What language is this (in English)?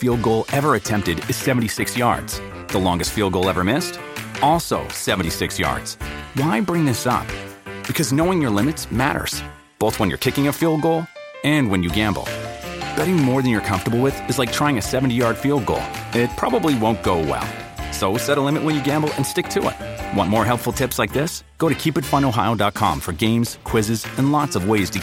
Italian